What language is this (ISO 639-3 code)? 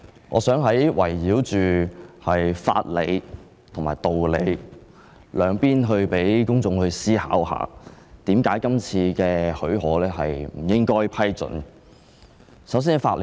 yue